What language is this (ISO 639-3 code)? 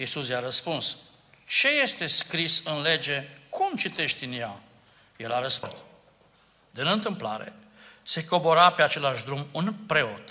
ron